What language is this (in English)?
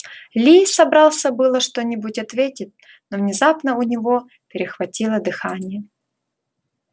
Russian